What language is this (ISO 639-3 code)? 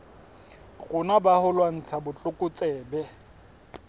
sot